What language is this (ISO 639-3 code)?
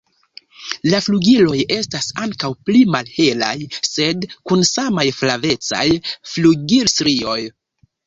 epo